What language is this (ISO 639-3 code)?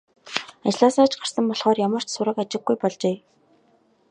mon